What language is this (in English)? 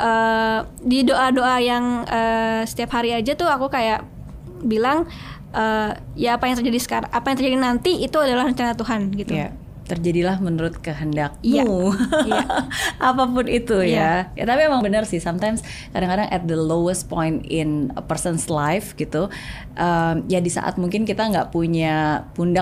Indonesian